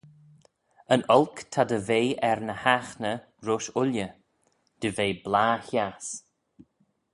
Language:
Manx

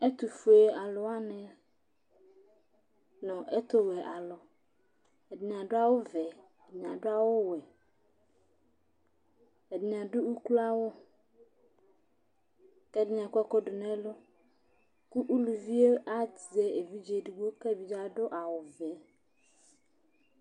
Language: Ikposo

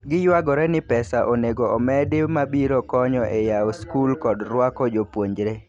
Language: Luo (Kenya and Tanzania)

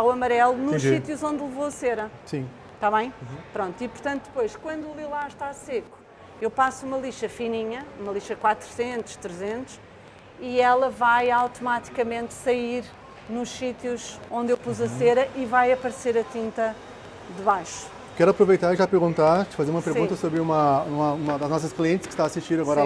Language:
Portuguese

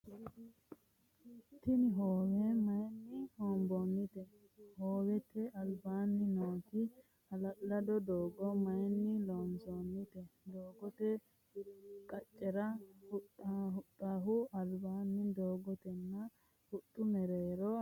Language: Sidamo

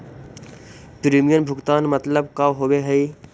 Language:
Magahi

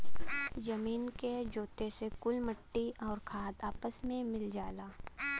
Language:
Bhojpuri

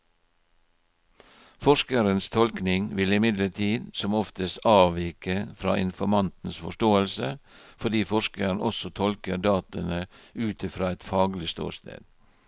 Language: Norwegian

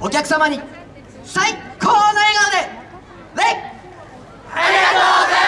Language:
Japanese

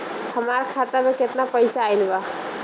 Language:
Bhojpuri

